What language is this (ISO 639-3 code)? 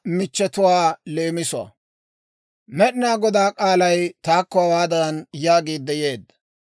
dwr